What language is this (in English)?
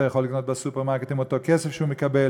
Hebrew